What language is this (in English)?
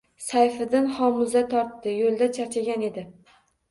Uzbek